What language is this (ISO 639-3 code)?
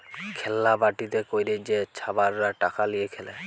ben